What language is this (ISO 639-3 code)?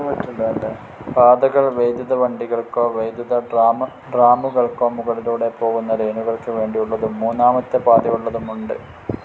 mal